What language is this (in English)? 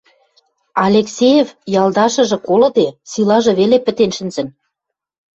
Western Mari